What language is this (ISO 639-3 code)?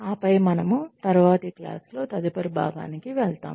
tel